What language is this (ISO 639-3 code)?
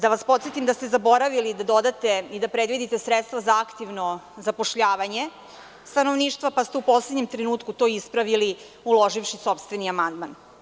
srp